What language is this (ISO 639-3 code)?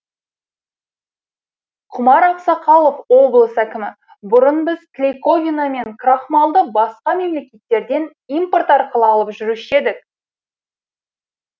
kaz